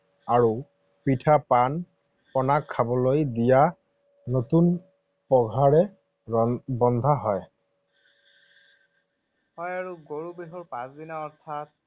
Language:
Assamese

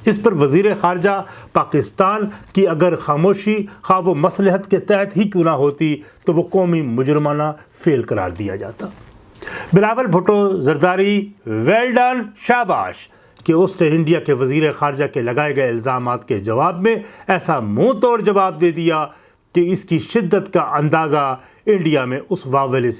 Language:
Urdu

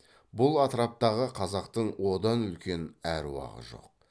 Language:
Kazakh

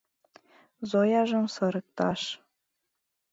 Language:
Mari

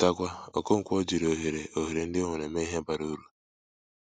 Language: Igbo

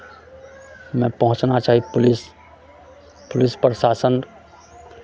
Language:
Maithili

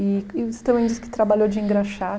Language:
Portuguese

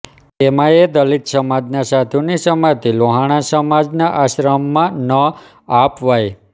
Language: Gujarati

